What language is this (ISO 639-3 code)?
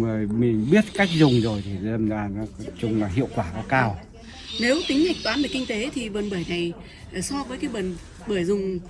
vie